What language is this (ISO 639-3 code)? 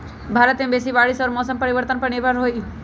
mag